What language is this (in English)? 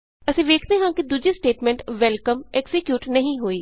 Punjabi